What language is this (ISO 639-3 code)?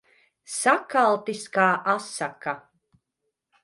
lav